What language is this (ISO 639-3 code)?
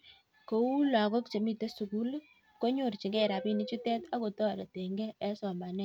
kln